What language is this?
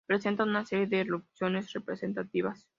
Spanish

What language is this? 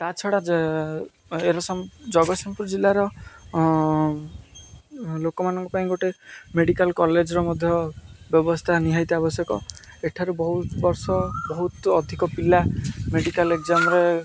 Odia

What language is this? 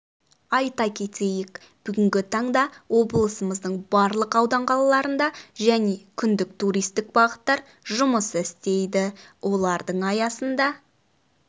Kazakh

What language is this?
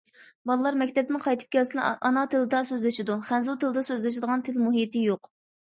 Uyghur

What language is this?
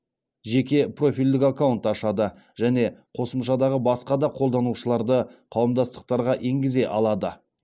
Kazakh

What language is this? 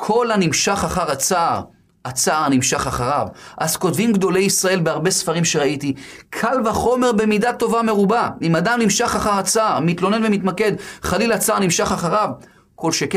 Hebrew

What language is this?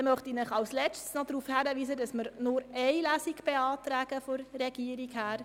Swiss German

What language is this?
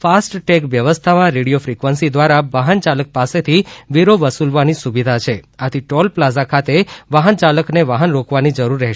Gujarati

